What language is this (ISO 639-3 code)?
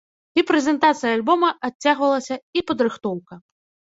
bel